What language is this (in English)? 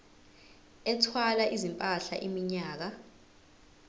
Zulu